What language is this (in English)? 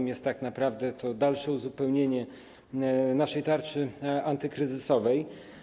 Polish